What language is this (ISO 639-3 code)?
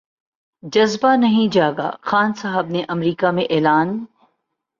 urd